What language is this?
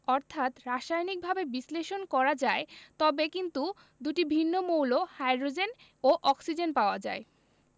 Bangla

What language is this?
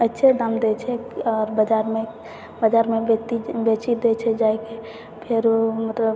Maithili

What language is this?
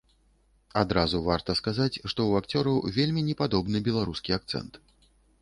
Belarusian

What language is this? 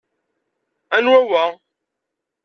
Kabyle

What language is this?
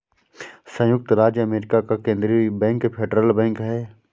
Hindi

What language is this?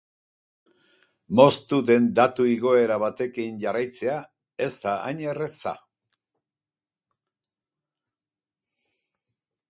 Basque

